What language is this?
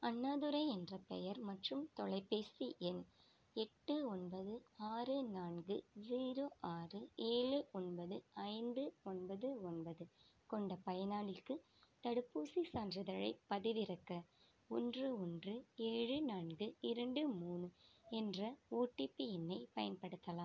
Tamil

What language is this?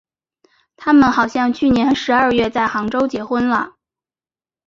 Chinese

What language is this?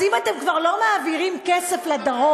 Hebrew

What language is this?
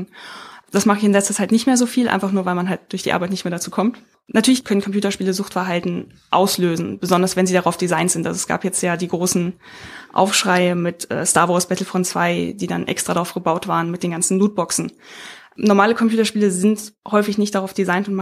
German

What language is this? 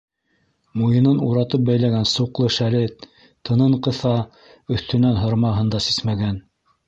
Bashkir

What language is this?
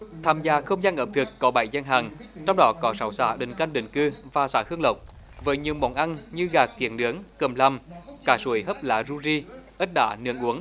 Vietnamese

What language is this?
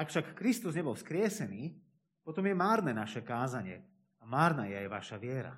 Slovak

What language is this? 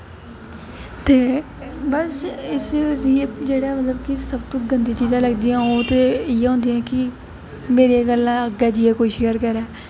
Dogri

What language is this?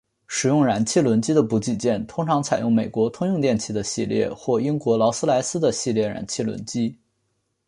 Chinese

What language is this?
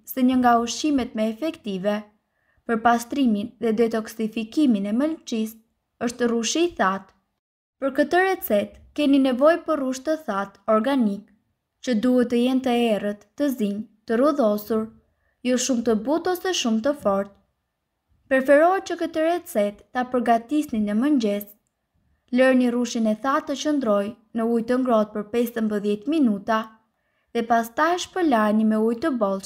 Romanian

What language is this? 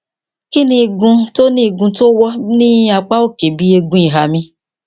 Yoruba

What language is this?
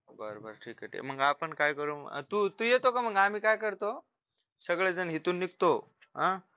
Marathi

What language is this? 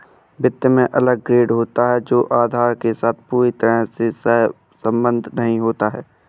Hindi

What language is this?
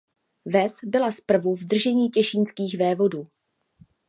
Czech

